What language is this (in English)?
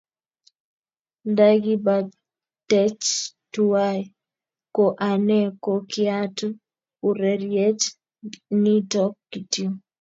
Kalenjin